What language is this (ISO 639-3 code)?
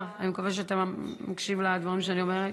heb